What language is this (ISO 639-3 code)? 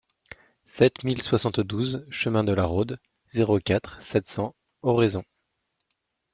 fra